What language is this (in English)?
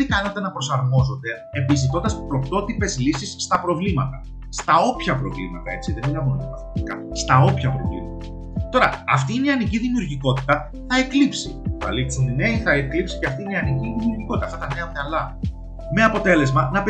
Greek